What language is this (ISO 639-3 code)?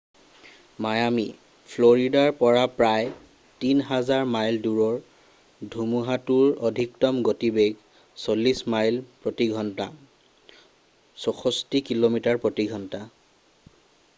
asm